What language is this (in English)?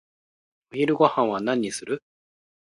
Japanese